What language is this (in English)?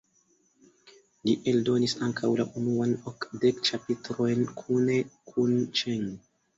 Esperanto